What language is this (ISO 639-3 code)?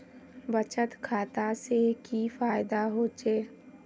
mag